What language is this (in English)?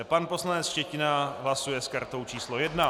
Czech